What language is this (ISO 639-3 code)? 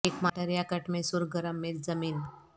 urd